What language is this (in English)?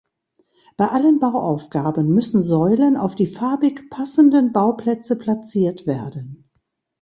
German